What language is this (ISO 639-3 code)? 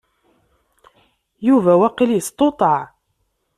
kab